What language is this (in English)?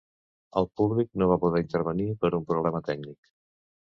Catalan